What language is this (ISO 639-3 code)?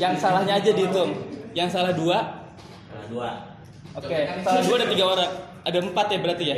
ind